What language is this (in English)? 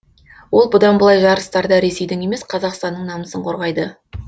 Kazakh